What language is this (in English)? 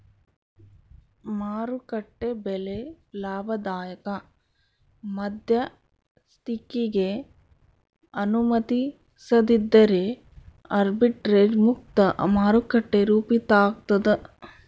Kannada